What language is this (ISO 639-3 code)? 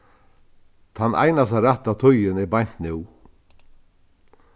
fao